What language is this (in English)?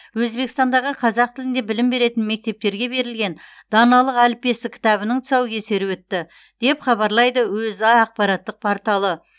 Kazakh